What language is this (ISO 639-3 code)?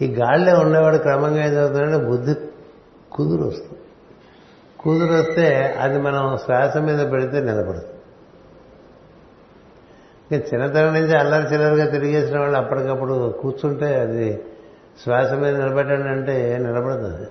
tel